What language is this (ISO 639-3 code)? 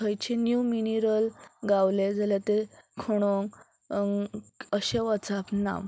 kok